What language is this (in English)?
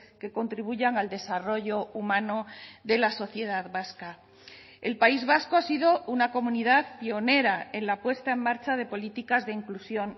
Spanish